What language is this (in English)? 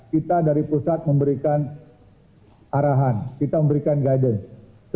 Indonesian